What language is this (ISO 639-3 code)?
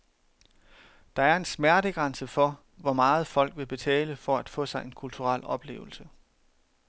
dan